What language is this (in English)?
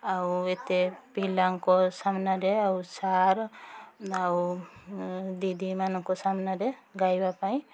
Odia